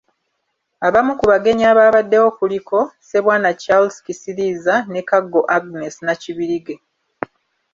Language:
Ganda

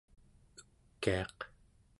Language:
Central Yupik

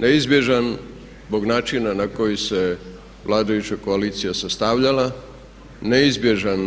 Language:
Croatian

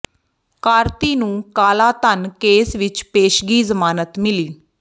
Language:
Punjabi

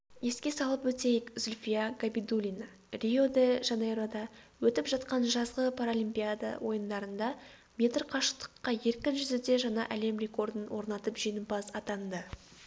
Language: Kazakh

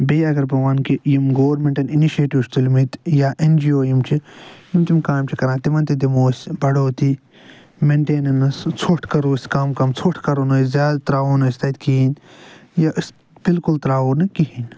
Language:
Kashmiri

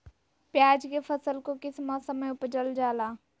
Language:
Magahi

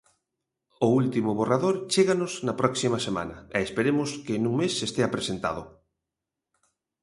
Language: Galician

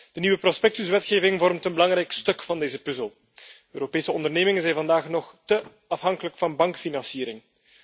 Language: Dutch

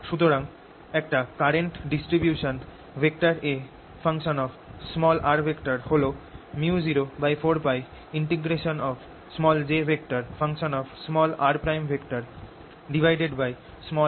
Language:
Bangla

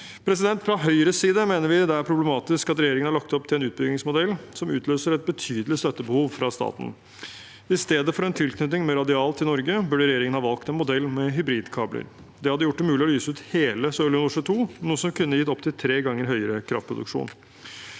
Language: Norwegian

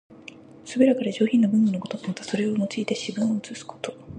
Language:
Japanese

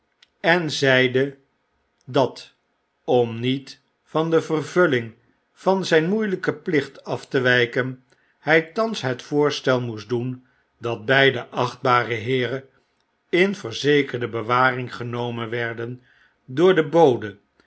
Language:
Dutch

